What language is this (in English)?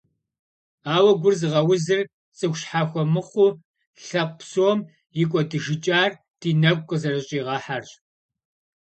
Kabardian